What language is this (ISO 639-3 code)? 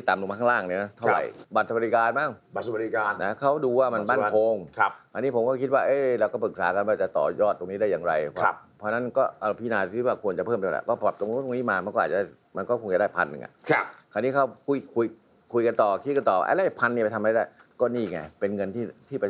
tha